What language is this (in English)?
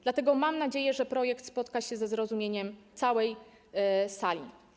Polish